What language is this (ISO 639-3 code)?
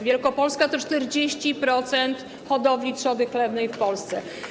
pol